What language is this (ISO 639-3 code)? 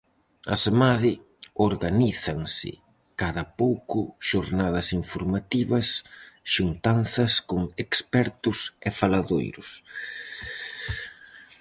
glg